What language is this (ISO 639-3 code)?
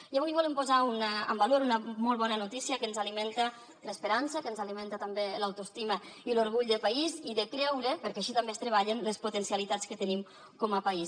cat